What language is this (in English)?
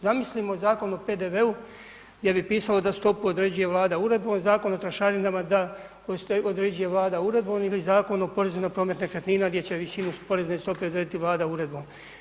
Croatian